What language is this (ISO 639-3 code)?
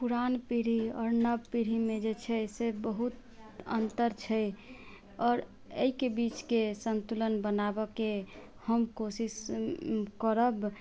mai